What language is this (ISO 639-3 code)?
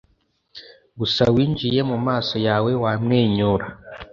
kin